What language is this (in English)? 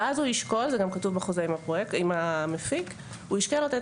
Hebrew